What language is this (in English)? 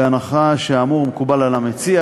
Hebrew